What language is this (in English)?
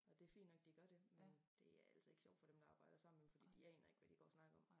Danish